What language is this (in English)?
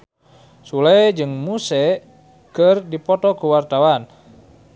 Sundanese